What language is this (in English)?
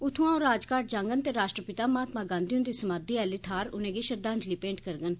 Dogri